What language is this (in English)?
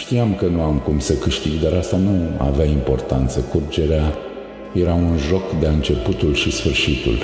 Romanian